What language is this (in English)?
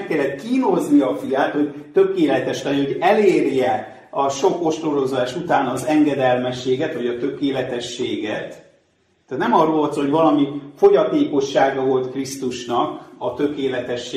Hungarian